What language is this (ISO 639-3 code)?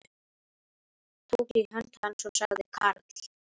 isl